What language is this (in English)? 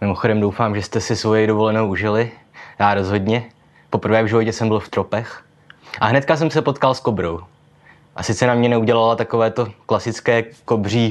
Czech